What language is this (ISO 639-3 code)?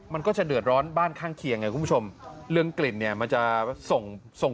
tha